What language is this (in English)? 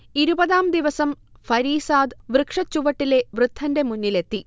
Malayalam